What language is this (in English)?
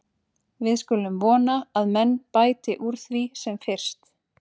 Icelandic